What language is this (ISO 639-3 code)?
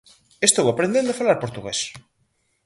glg